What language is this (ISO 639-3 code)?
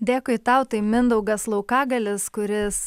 lit